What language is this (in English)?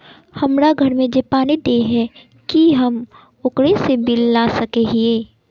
Magahi